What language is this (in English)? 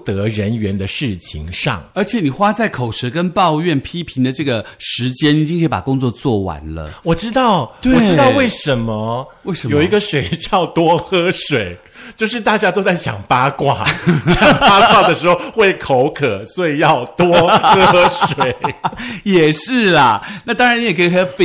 Chinese